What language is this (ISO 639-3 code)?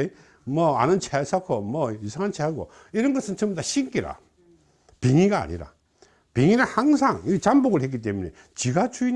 kor